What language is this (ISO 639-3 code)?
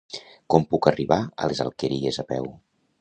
cat